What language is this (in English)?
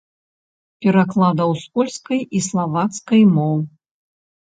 Belarusian